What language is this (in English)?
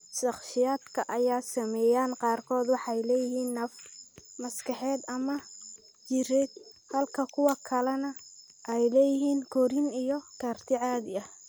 Somali